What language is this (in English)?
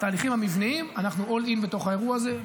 Hebrew